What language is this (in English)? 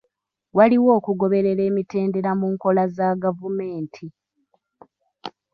Ganda